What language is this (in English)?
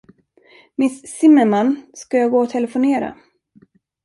Swedish